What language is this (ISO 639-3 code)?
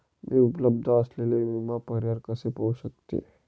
mar